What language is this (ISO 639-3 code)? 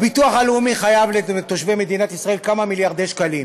heb